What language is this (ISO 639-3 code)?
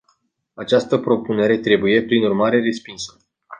ron